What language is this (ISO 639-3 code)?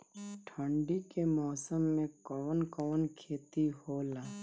bho